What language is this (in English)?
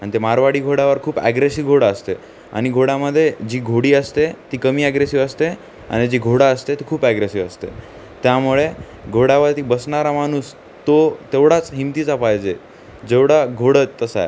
Marathi